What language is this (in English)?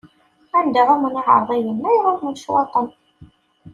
Kabyle